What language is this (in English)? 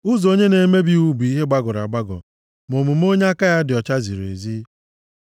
Igbo